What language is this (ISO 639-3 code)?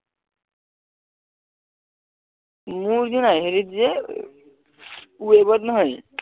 asm